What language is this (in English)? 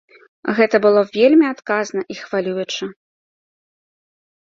Belarusian